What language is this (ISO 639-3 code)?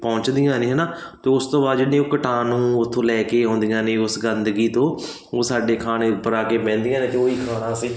pan